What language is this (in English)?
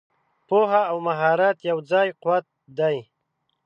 Pashto